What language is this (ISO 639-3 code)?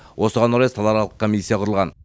kaz